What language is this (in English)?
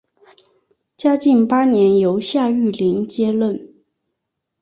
Chinese